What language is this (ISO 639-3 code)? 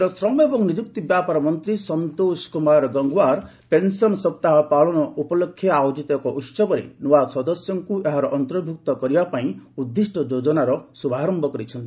ori